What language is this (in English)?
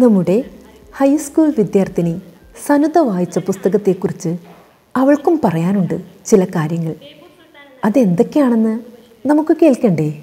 Malayalam